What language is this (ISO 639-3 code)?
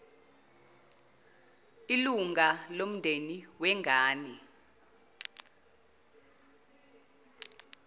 zul